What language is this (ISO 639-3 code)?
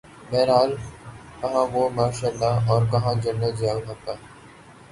urd